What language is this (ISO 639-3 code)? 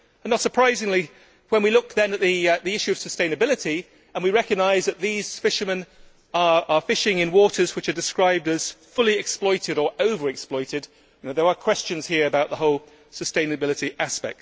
eng